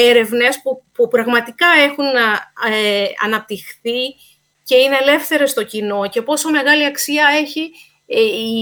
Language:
Greek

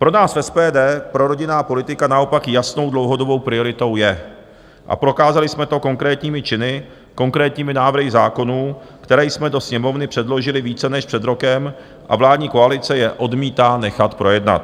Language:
Czech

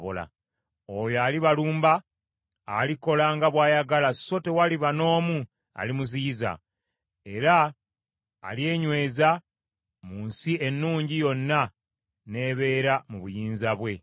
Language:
Ganda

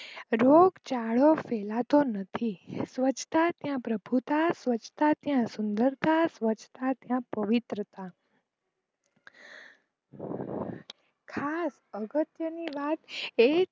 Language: Gujarati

